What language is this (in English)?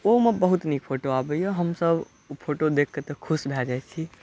Maithili